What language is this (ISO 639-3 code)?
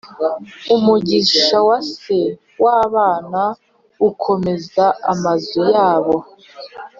kin